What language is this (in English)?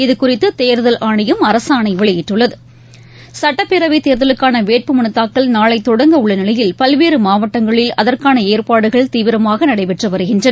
Tamil